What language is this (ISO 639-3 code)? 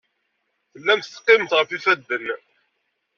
kab